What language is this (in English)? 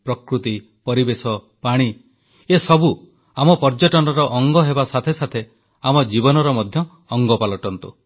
Odia